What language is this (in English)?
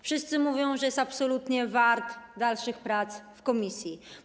Polish